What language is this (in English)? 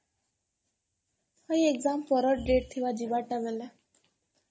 Odia